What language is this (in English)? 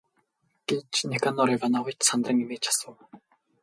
Mongolian